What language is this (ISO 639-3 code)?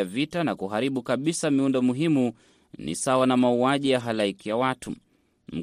swa